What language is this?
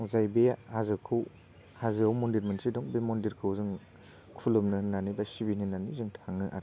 Bodo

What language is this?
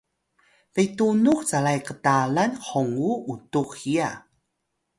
Atayal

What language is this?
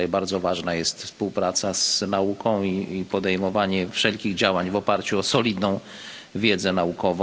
Polish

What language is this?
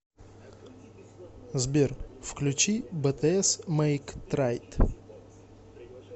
Russian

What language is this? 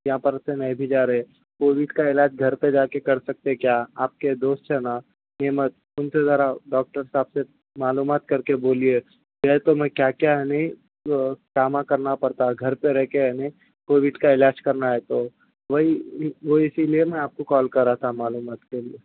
Urdu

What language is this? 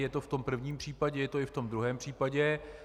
Czech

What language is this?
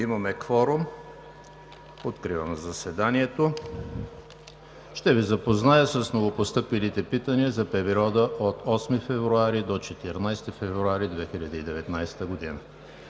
Bulgarian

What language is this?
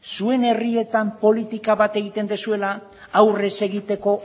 Basque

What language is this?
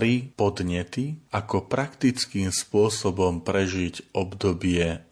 Slovak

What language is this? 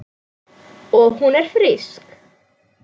Icelandic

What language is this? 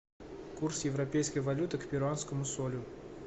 Russian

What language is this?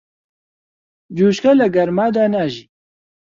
Central Kurdish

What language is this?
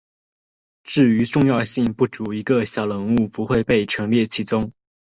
Chinese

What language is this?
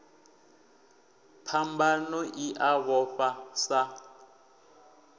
Venda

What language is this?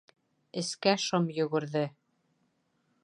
Bashkir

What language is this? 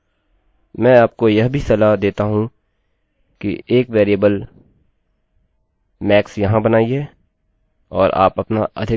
Hindi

